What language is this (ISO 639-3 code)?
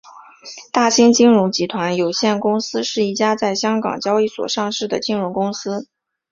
zho